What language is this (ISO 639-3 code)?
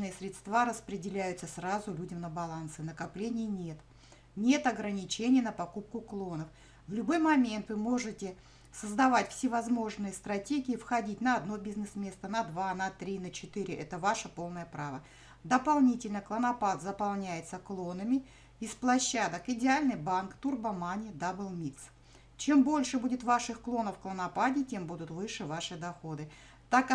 rus